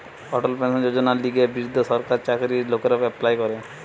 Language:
Bangla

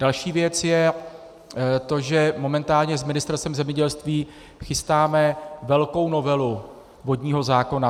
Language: Czech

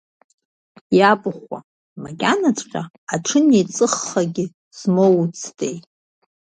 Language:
Abkhazian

